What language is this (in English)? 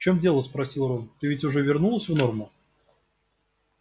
Russian